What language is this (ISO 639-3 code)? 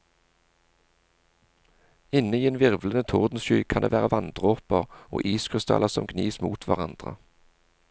nor